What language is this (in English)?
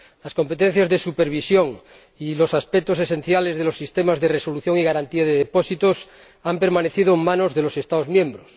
Spanish